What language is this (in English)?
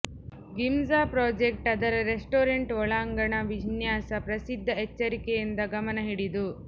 Kannada